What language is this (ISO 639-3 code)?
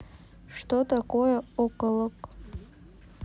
rus